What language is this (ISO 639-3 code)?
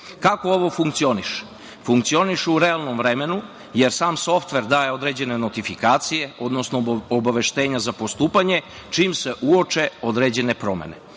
srp